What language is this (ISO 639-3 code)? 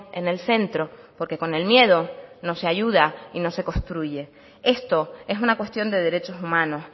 spa